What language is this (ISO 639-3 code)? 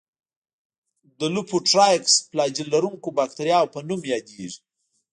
pus